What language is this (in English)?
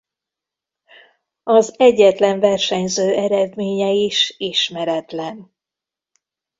Hungarian